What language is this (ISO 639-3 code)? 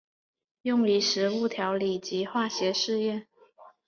zho